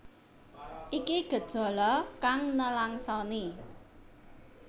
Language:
Javanese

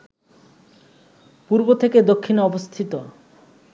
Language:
Bangla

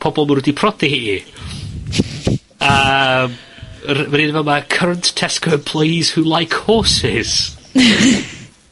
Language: Welsh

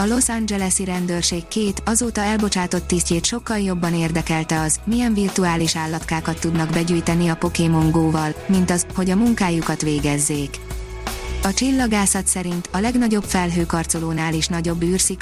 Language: Hungarian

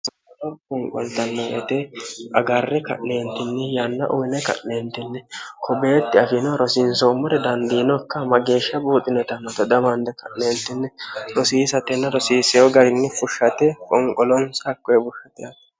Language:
Sidamo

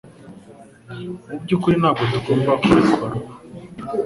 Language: Kinyarwanda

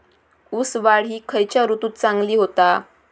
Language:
Marathi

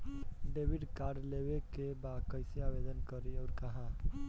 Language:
Bhojpuri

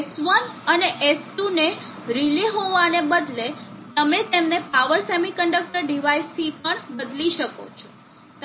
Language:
Gujarati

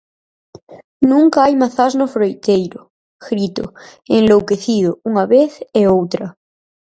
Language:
Galician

